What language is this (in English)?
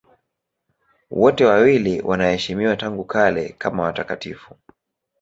Swahili